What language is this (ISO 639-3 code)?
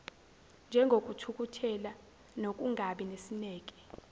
zul